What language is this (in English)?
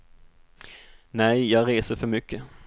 Swedish